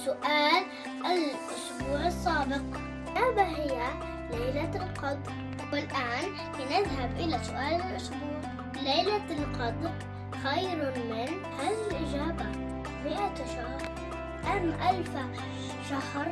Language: Arabic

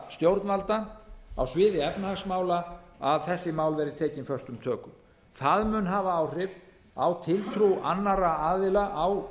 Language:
Icelandic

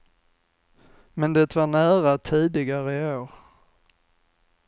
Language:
Swedish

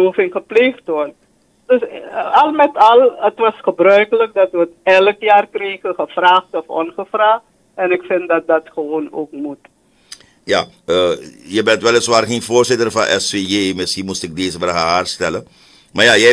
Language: Dutch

